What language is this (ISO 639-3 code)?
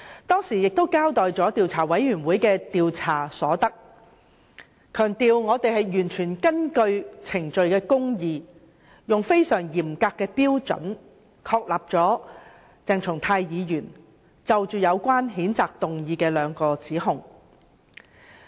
yue